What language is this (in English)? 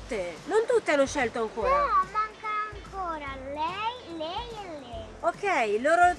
Italian